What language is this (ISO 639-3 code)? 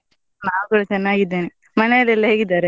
kan